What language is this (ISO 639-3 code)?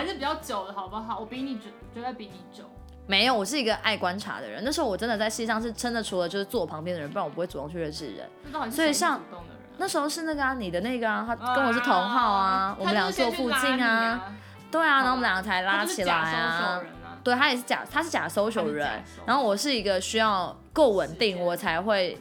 zho